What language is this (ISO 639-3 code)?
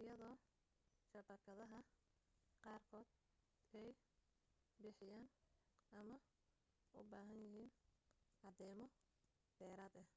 som